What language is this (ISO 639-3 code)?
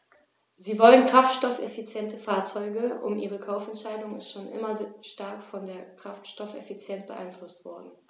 deu